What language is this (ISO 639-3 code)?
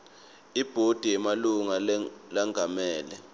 ssw